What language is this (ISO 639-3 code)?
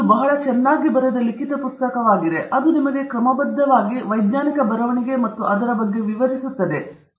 kan